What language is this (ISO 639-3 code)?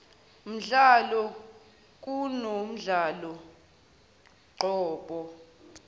zul